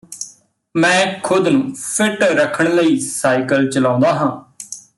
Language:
Punjabi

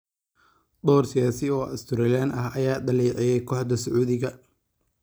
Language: Somali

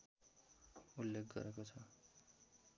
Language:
Nepali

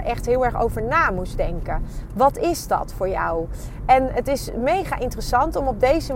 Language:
Dutch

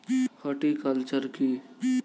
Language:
Bangla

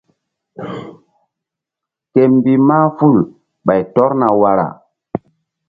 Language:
Mbum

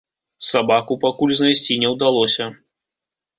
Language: Belarusian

